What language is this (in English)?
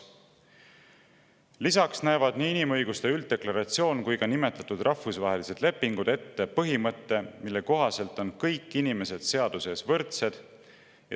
Estonian